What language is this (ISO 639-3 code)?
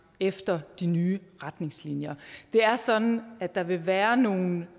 dan